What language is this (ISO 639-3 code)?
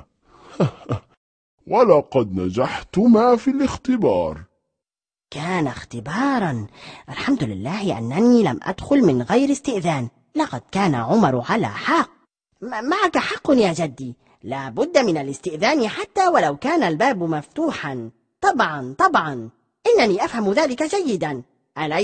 ara